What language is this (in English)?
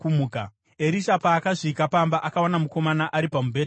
Shona